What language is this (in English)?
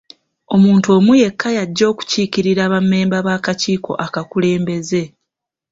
Ganda